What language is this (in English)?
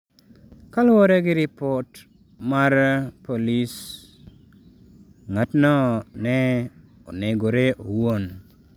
Luo (Kenya and Tanzania)